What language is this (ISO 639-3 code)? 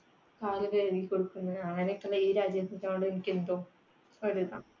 mal